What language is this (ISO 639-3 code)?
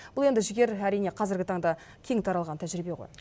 kaz